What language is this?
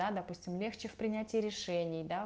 Russian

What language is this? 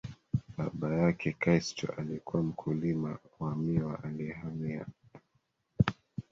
Swahili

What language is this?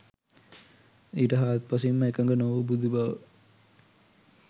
Sinhala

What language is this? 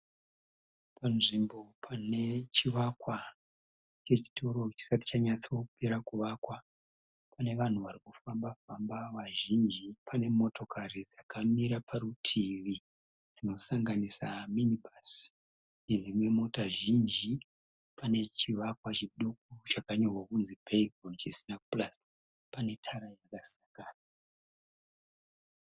Shona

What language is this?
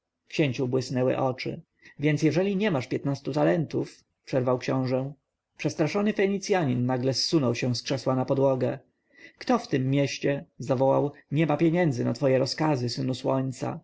Polish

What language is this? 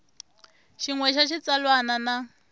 Tsonga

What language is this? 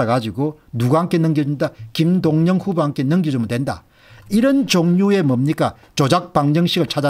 Korean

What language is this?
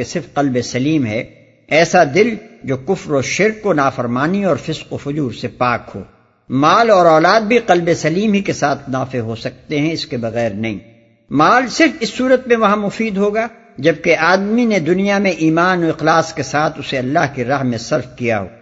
Urdu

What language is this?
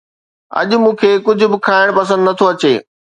Sindhi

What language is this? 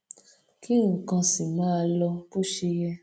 Yoruba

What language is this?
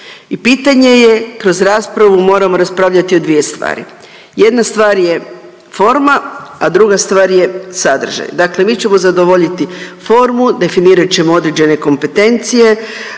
Croatian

